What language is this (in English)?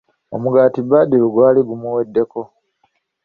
Ganda